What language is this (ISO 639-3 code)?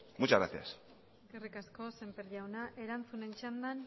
eus